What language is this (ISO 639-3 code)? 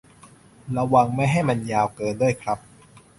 tha